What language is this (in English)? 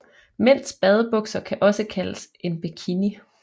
Danish